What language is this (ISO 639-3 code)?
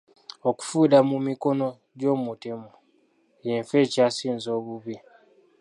lug